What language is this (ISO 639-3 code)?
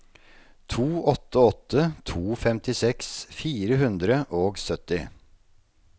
nor